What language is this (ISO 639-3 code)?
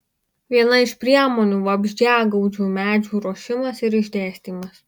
lit